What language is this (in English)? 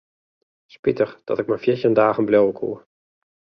Western Frisian